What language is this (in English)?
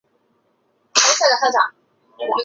Chinese